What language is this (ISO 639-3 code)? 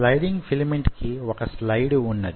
tel